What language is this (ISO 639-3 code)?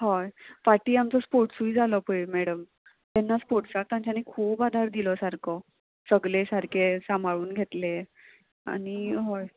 kok